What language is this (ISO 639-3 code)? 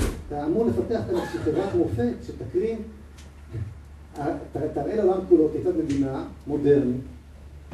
heb